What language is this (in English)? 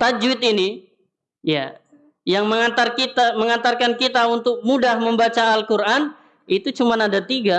Indonesian